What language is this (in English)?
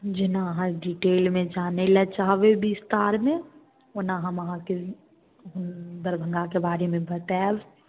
Maithili